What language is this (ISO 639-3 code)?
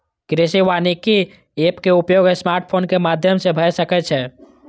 mai